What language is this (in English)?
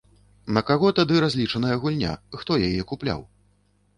Belarusian